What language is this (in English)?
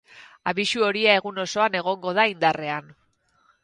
Basque